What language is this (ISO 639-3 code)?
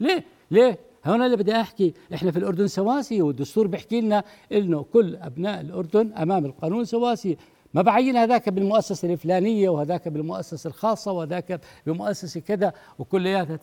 ara